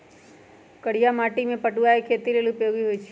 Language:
Magahi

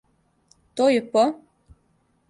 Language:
Serbian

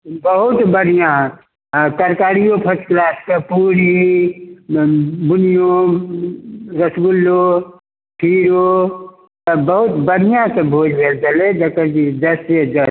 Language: Maithili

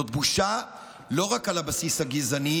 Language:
Hebrew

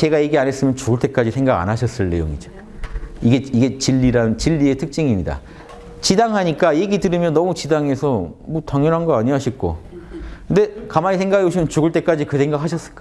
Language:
Korean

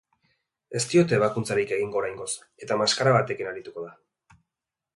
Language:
Basque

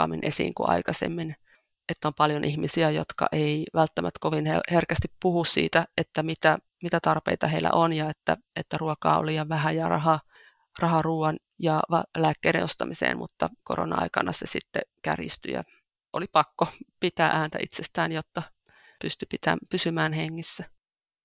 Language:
Finnish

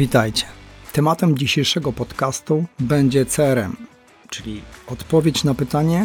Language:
Polish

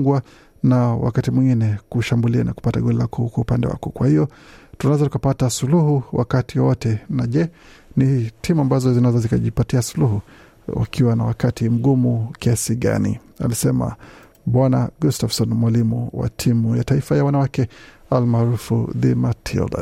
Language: Swahili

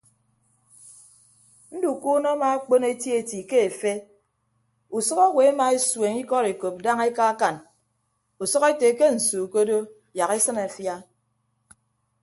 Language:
Ibibio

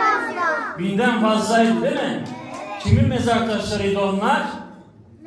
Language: Turkish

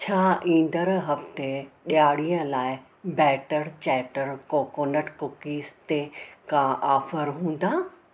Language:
Sindhi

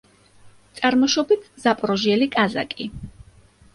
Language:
Georgian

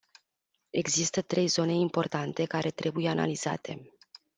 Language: Romanian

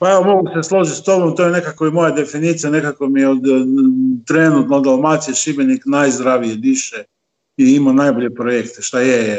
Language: Croatian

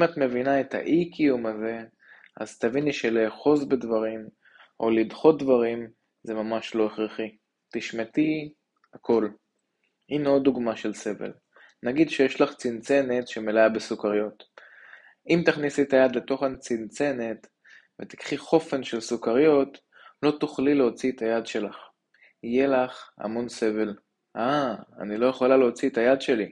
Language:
Hebrew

